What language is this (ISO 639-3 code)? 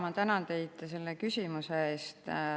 est